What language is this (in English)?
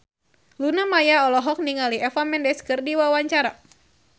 Sundanese